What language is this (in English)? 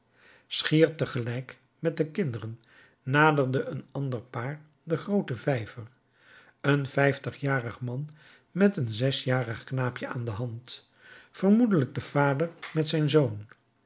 Dutch